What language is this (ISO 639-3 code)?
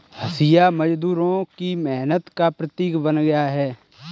hin